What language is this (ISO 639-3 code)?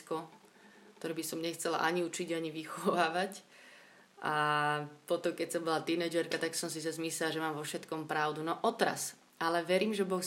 slk